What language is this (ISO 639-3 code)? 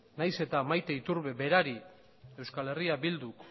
eus